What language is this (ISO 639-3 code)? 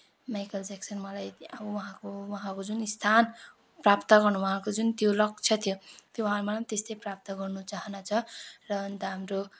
nep